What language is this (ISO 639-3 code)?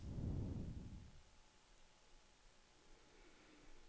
dan